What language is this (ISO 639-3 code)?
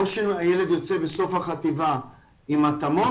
heb